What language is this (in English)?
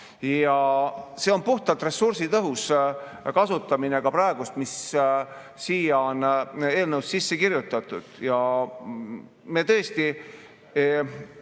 Estonian